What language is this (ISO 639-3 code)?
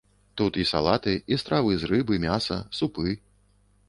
bel